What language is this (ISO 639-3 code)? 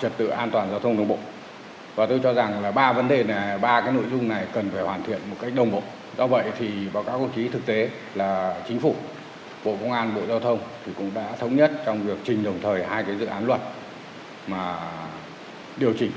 vie